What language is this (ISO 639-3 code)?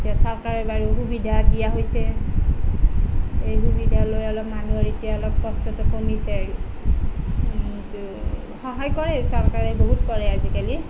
asm